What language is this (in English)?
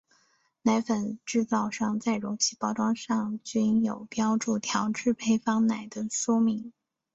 Chinese